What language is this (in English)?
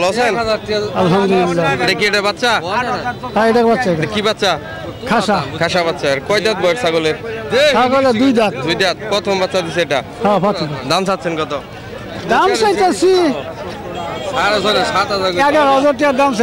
Arabic